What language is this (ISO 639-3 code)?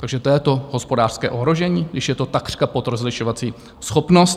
ces